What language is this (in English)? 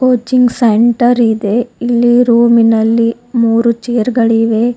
Kannada